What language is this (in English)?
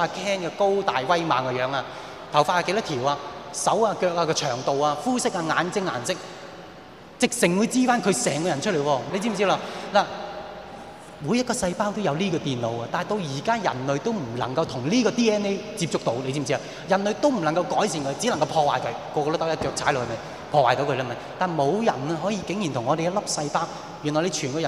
Chinese